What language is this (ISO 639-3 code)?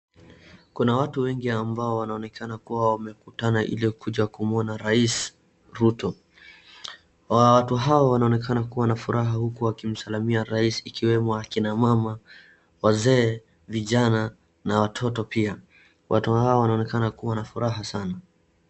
swa